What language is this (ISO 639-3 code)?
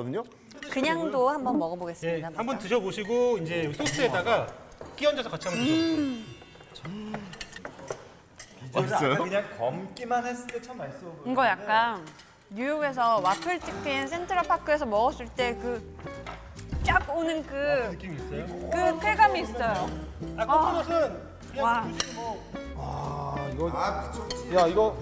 kor